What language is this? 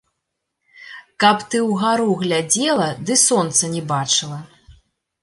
Belarusian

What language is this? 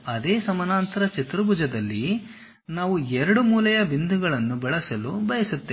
Kannada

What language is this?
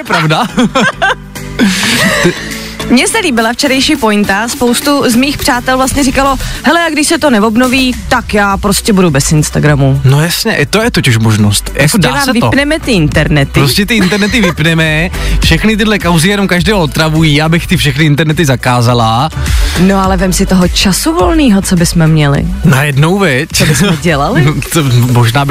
Czech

